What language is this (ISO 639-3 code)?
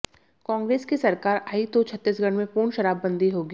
hin